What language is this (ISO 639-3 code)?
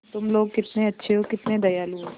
hin